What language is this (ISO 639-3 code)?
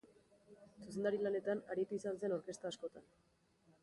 eus